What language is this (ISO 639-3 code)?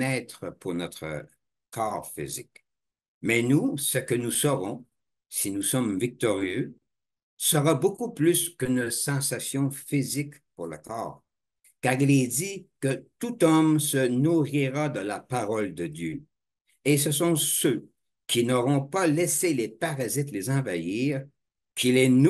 fra